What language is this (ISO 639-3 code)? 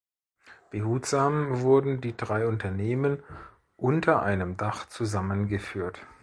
deu